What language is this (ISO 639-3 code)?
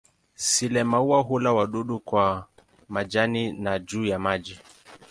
swa